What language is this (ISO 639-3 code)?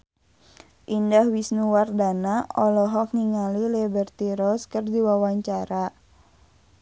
sun